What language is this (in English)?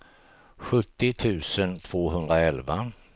Swedish